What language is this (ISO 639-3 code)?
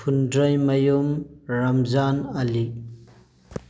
mni